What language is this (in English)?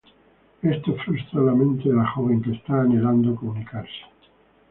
Spanish